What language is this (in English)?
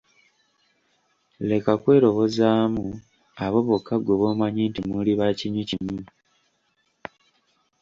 Ganda